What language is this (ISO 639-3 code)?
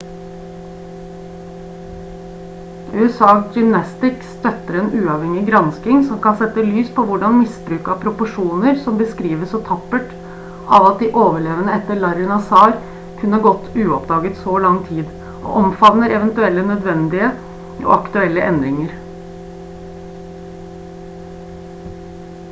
nob